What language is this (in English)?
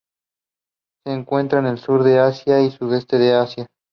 Spanish